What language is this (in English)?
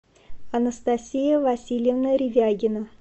Russian